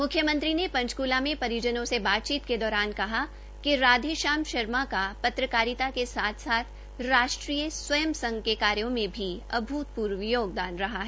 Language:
Hindi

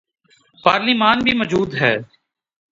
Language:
Urdu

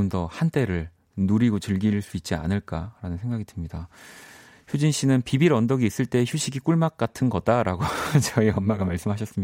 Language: Korean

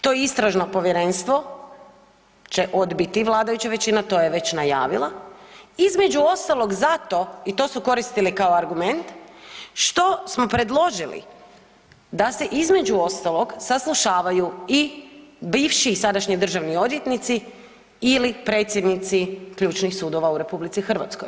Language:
Croatian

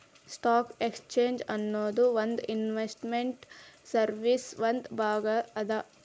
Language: Kannada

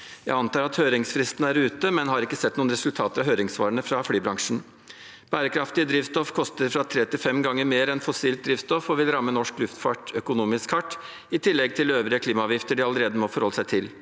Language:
Norwegian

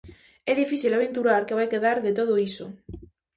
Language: Galician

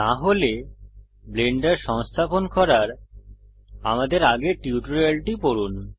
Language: Bangla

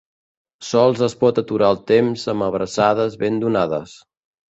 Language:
Catalan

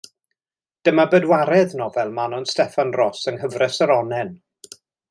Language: Welsh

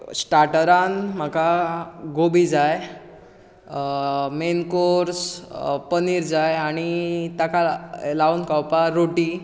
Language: Konkani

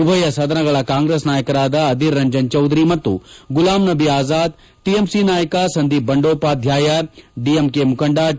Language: Kannada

